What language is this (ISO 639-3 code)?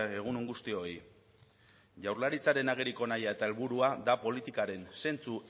eus